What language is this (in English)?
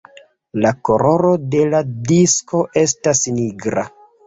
Esperanto